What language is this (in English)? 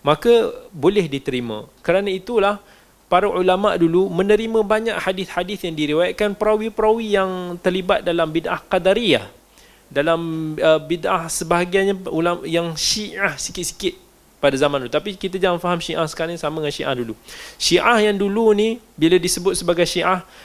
Malay